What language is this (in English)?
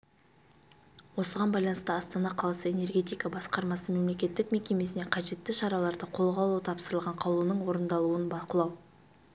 Kazakh